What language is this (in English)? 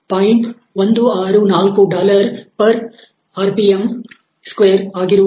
Kannada